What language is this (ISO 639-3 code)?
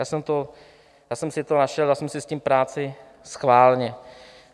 ces